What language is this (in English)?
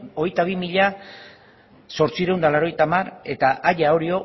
Basque